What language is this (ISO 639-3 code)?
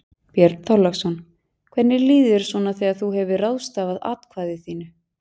isl